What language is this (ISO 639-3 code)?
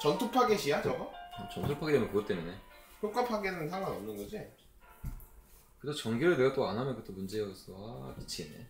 kor